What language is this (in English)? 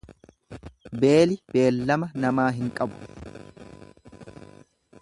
Oromo